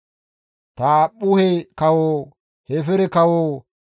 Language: Gamo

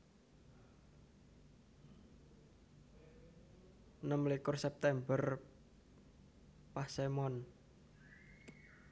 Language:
Javanese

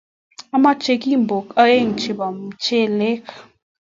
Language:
Kalenjin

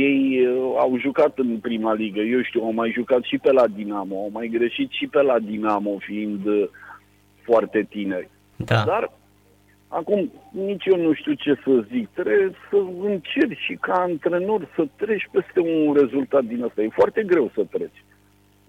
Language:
Romanian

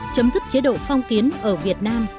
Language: Vietnamese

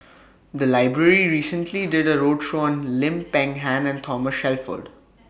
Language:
English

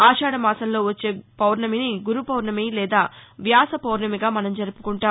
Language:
Telugu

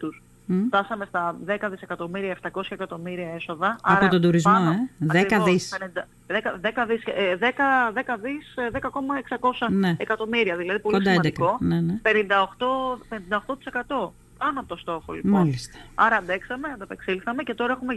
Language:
Greek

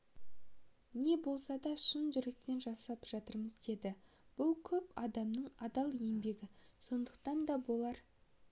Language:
Kazakh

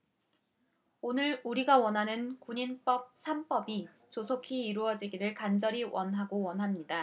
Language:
Korean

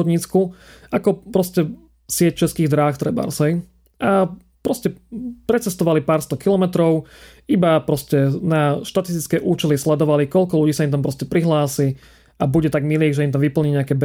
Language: Slovak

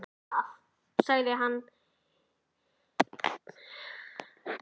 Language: Icelandic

